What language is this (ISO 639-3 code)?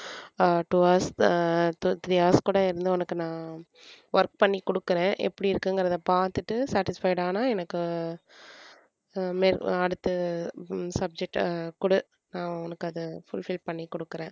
tam